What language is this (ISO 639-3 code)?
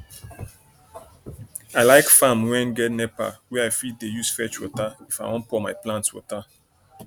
pcm